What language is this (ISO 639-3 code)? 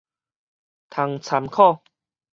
nan